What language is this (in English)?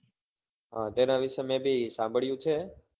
Gujarati